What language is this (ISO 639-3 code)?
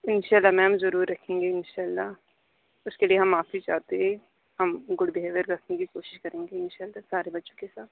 urd